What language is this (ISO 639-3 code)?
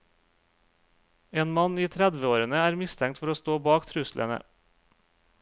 nor